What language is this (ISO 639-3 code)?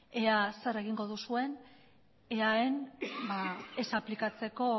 eus